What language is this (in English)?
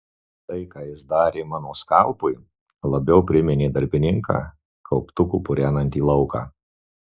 Lithuanian